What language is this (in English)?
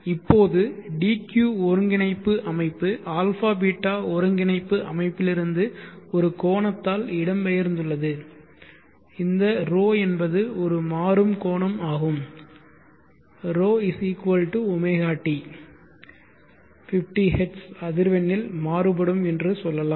Tamil